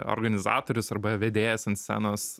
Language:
Lithuanian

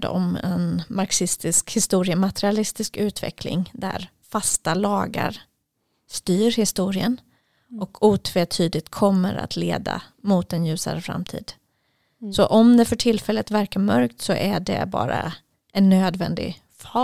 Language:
Swedish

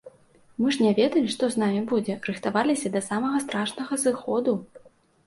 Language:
Belarusian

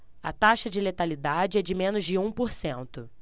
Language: Portuguese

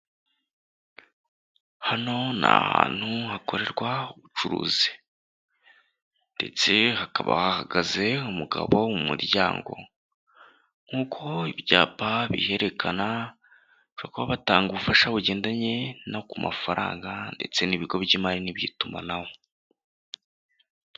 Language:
Kinyarwanda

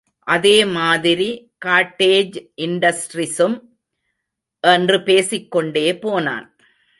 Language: Tamil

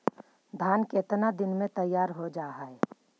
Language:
Magahi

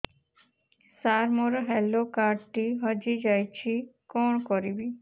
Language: Odia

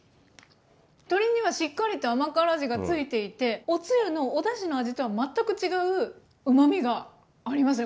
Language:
Japanese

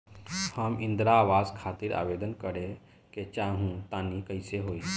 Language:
Bhojpuri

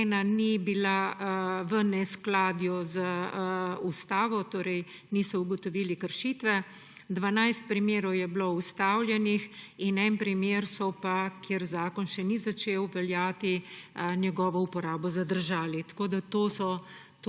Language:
Slovenian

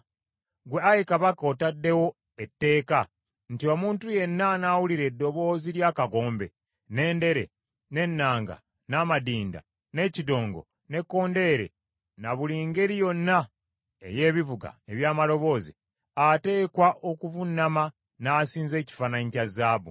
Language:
Ganda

